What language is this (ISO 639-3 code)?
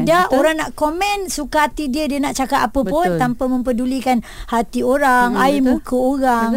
msa